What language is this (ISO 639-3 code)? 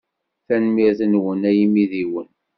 kab